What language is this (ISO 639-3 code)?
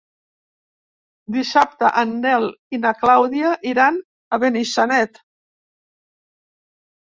cat